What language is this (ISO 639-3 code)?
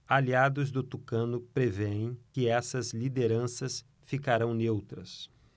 por